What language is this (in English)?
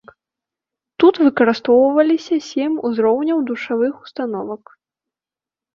Belarusian